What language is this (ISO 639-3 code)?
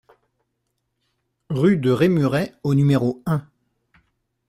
fra